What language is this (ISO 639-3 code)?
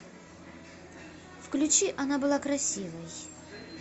rus